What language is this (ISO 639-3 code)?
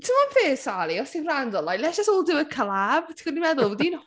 cym